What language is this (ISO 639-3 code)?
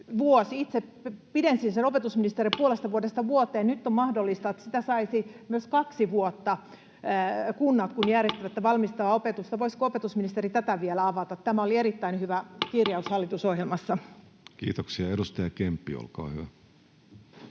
fin